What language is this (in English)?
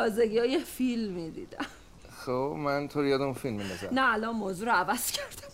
Persian